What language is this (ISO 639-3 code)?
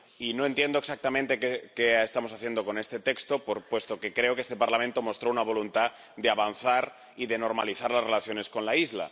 spa